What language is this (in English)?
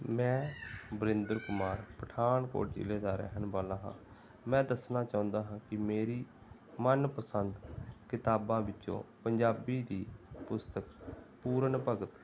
Punjabi